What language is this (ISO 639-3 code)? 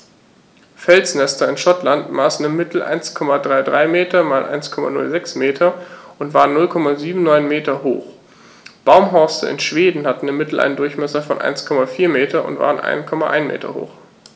deu